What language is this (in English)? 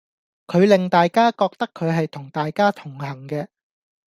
Cantonese